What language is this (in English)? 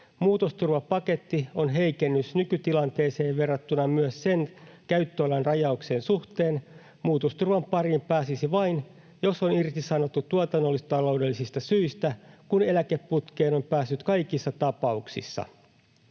Finnish